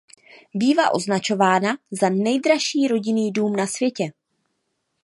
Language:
Czech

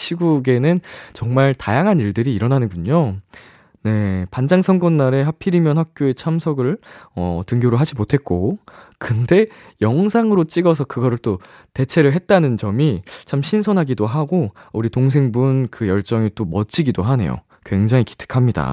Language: Korean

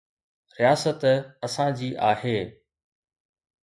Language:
Sindhi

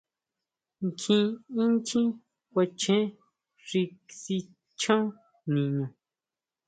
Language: Huautla Mazatec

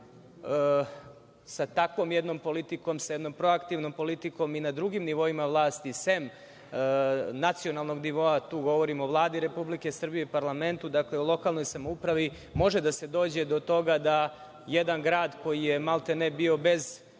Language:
Serbian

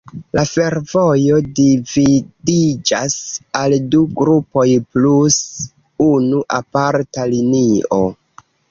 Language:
Esperanto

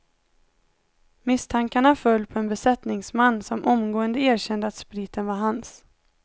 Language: Swedish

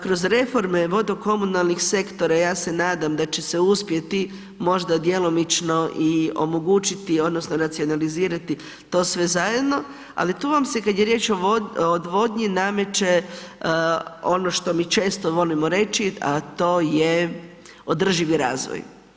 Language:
Croatian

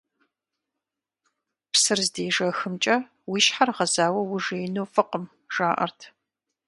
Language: Kabardian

